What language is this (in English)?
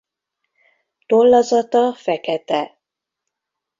Hungarian